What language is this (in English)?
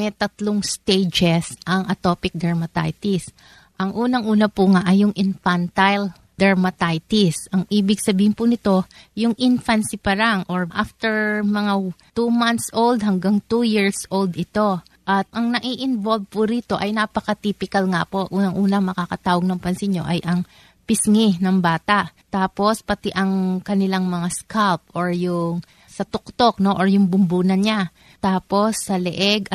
Filipino